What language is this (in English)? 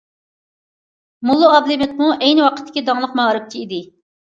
Uyghur